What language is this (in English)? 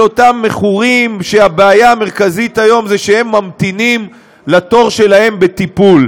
Hebrew